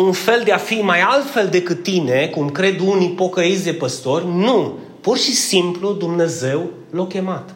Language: Romanian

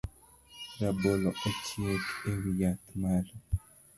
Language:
Luo (Kenya and Tanzania)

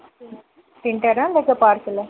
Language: Telugu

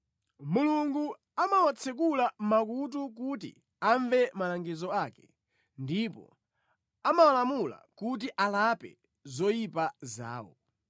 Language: Nyanja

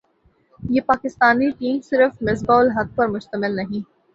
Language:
Urdu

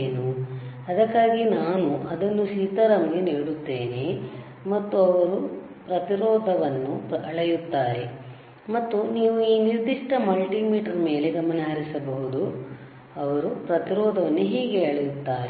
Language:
Kannada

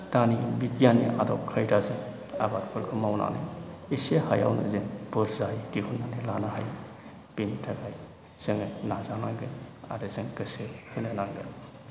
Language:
Bodo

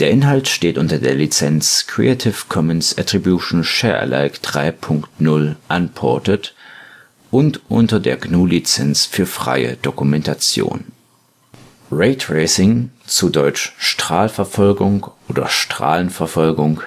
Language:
German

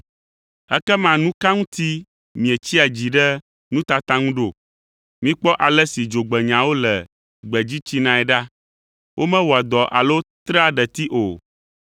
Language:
Ewe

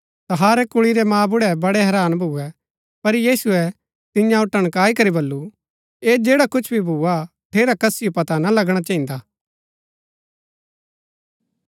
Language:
Gaddi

